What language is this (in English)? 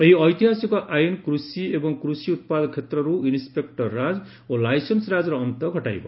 Odia